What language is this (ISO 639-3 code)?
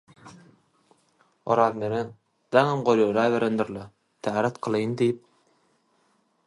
tuk